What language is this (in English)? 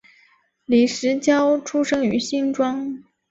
Chinese